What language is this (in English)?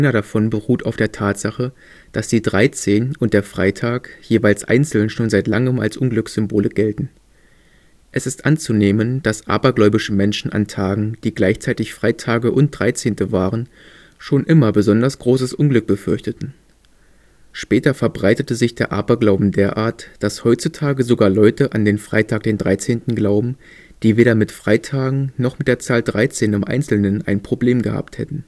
German